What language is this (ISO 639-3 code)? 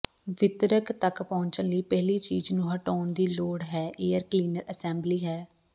pan